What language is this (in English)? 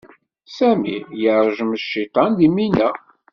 Kabyle